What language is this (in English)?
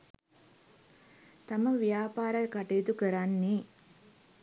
Sinhala